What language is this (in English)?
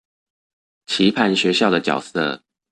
Chinese